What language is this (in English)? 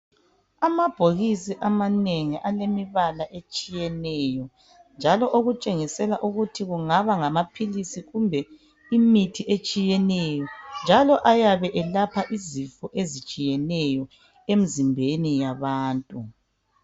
North Ndebele